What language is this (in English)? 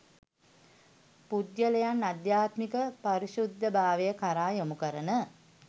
Sinhala